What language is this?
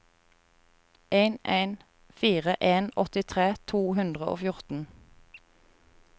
Norwegian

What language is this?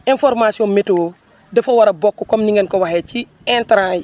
Wolof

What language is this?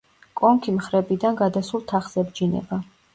Georgian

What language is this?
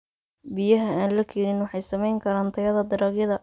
Somali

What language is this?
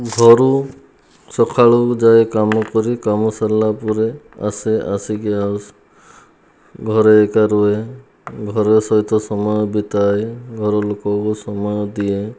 Odia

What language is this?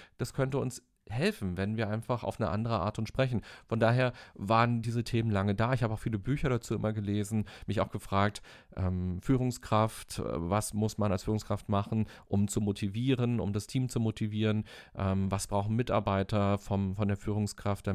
German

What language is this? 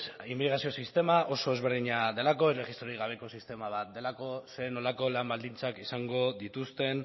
Basque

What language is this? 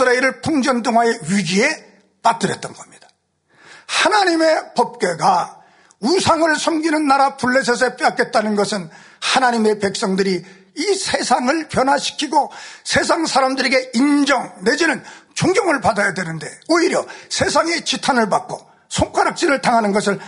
Korean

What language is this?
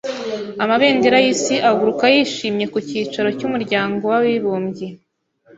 Kinyarwanda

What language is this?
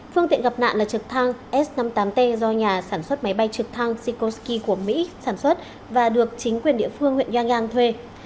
Vietnamese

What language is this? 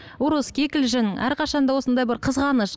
Kazakh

